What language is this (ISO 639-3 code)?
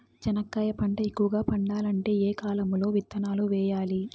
tel